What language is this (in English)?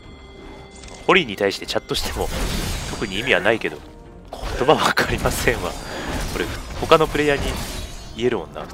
Japanese